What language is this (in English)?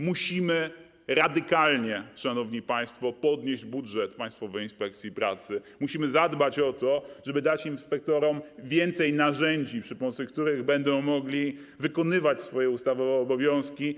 Polish